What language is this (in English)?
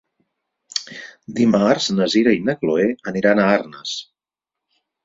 Catalan